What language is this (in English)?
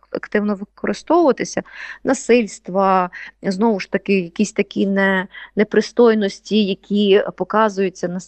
Ukrainian